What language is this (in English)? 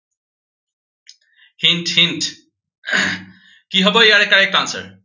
Assamese